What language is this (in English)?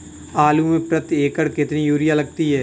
Hindi